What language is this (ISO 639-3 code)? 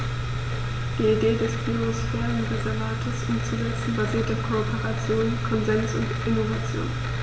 deu